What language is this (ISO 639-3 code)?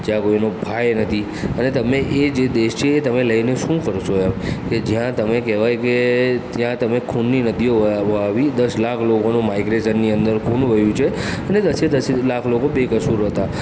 guj